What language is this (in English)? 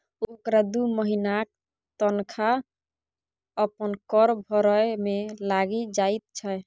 Maithili